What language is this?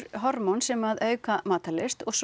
Icelandic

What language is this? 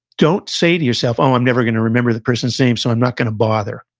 English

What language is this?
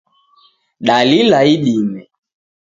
Taita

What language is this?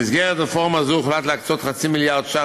Hebrew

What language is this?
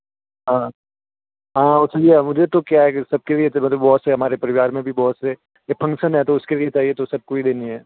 Hindi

